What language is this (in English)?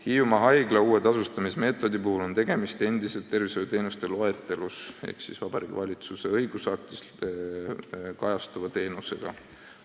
Estonian